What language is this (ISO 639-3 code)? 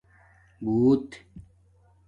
dmk